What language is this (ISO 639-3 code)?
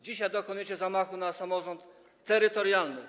pol